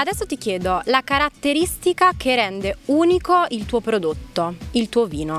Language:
Italian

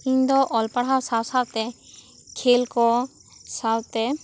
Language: Santali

